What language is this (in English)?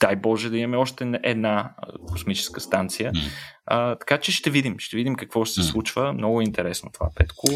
Bulgarian